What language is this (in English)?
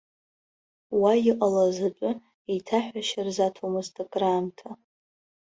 Abkhazian